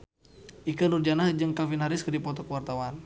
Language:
Sundanese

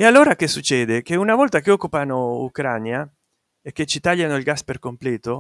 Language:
Italian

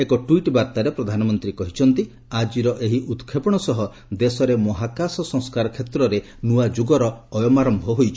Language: Odia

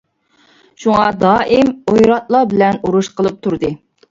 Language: Uyghur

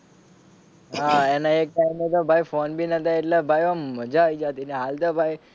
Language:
Gujarati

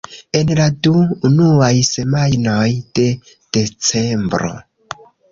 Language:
Esperanto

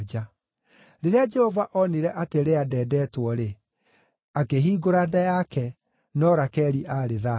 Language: Kikuyu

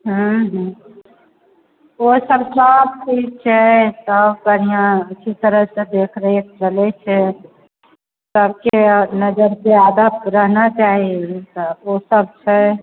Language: Maithili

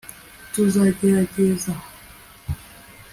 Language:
Kinyarwanda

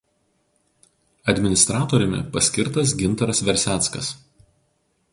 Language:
Lithuanian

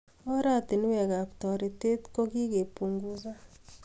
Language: Kalenjin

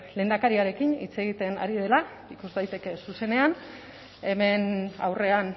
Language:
Basque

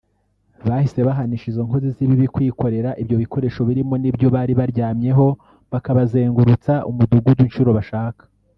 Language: Kinyarwanda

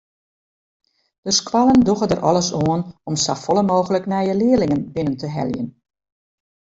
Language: Western Frisian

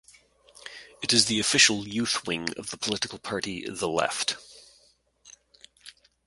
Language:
English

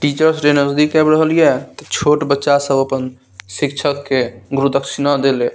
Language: Maithili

